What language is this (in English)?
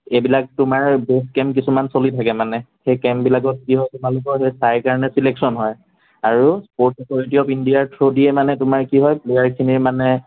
Assamese